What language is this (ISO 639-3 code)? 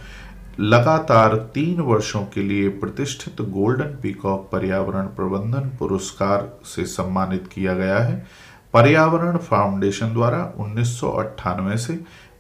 hin